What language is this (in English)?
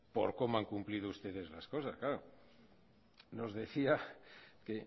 Spanish